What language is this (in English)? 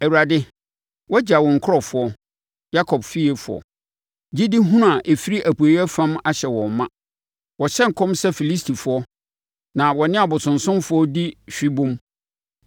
Akan